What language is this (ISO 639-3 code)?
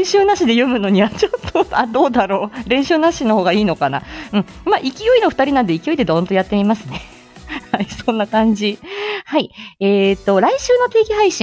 jpn